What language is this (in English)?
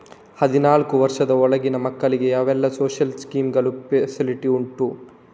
Kannada